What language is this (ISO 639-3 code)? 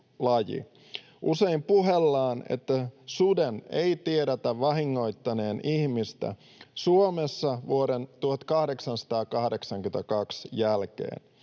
fin